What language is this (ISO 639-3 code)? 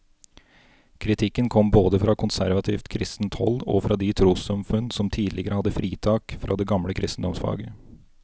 nor